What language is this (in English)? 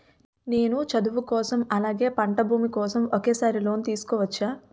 Telugu